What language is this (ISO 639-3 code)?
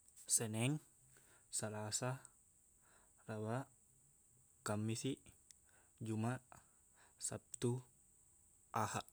bug